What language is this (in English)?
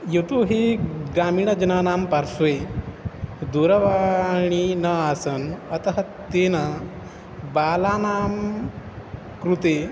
Sanskrit